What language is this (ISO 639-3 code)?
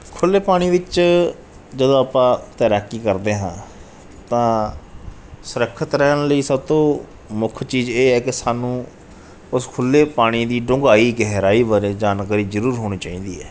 pan